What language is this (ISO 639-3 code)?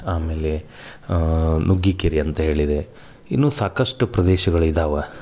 kan